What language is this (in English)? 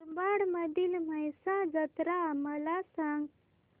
Marathi